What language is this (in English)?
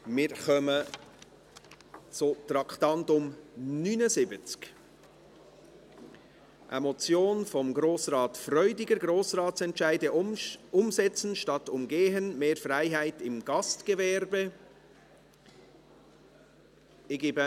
Swiss German